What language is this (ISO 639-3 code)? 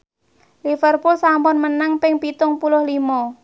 jav